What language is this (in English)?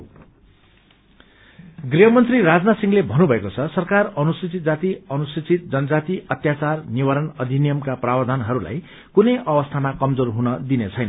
Nepali